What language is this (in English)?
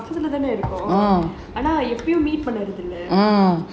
English